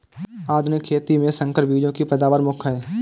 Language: Hindi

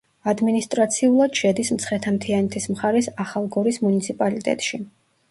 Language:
Georgian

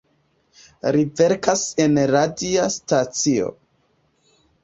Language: Esperanto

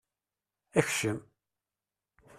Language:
Kabyle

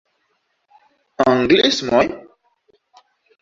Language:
Esperanto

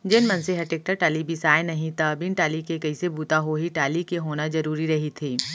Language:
Chhattisgarhi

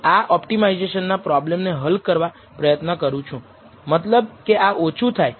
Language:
Gujarati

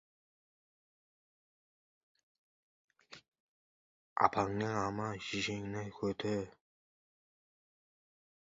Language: Uzbek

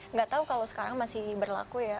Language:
Indonesian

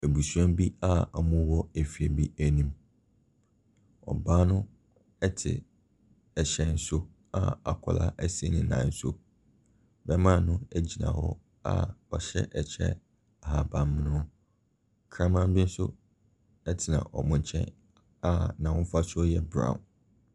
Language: Akan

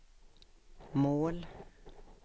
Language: Swedish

